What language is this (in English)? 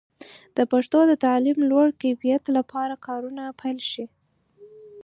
Pashto